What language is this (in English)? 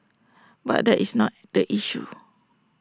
English